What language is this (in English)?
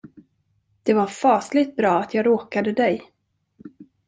Swedish